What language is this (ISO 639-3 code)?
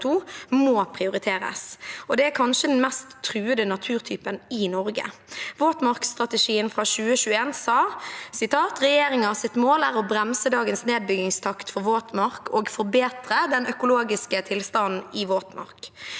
nor